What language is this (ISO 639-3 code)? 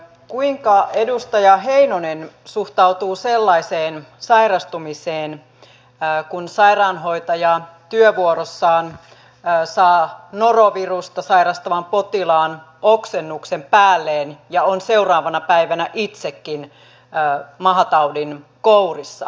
fin